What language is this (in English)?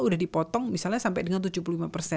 Indonesian